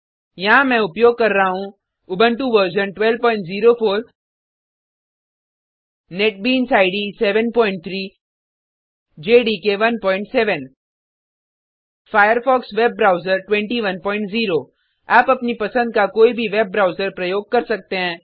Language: Hindi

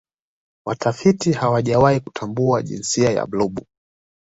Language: Swahili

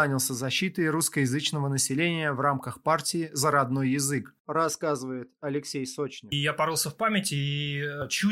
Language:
Russian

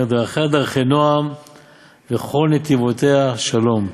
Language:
Hebrew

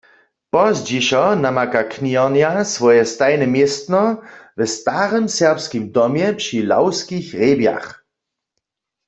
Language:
Upper Sorbian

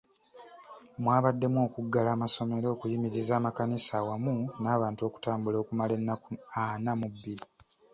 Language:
Ganda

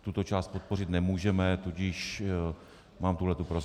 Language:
Czech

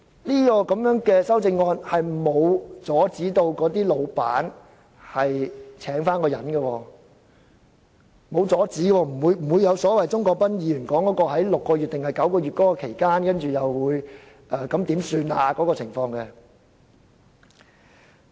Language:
Cantonese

